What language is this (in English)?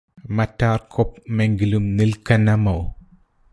Malayalam